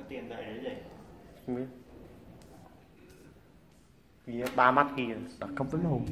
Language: Vietnamese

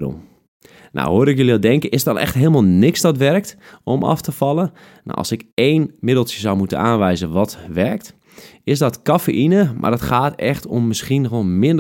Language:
Dutch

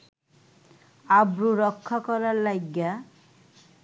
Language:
Bangla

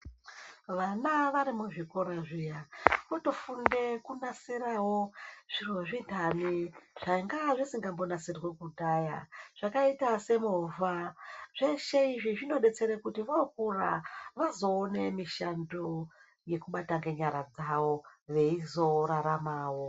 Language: Ndau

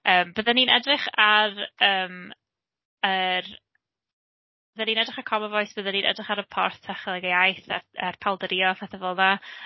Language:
Welsh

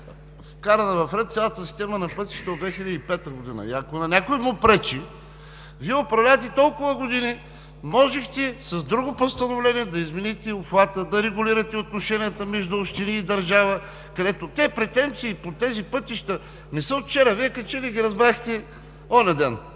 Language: Bulgarian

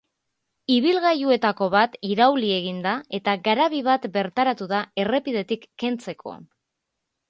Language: Basque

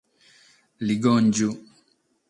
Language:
Sardinian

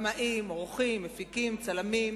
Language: Hebrew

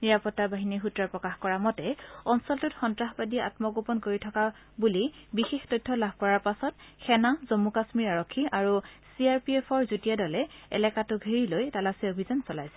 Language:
Assamese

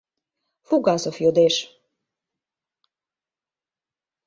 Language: Mari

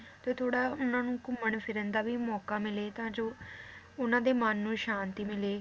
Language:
Punjabi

